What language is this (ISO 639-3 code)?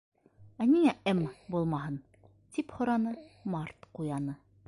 bak